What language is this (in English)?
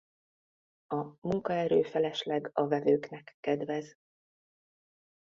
Hungarian